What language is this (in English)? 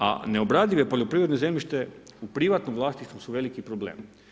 Croatian